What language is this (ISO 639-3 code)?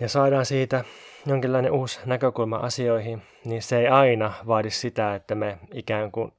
fin